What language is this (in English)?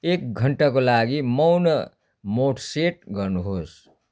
Nepali